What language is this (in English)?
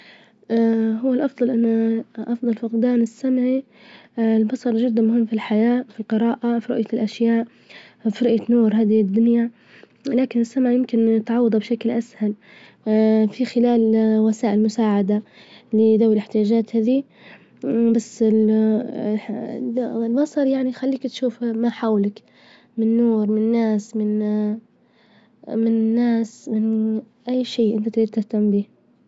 Libyan Arabic